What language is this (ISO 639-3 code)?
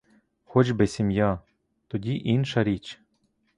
ukr